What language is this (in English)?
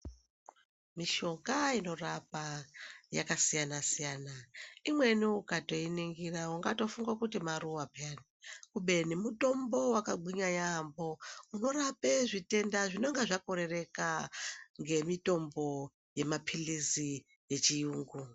Ndau